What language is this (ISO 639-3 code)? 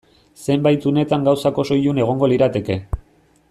eus